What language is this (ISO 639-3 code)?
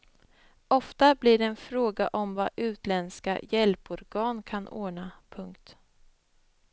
swe